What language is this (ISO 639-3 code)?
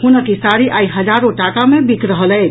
mai